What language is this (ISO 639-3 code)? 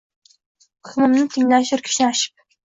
uzb